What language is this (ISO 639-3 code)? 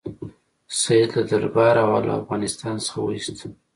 pus